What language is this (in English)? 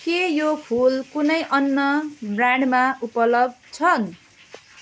Nepali